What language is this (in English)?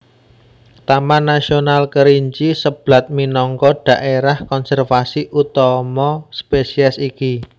Javanese